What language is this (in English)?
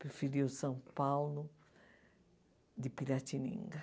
Portuguese